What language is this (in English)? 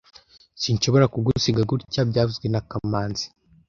Kinyarwanda